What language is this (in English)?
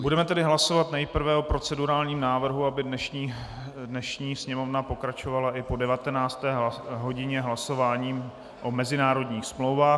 Czech